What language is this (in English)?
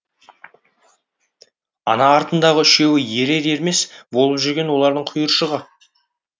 Kazakh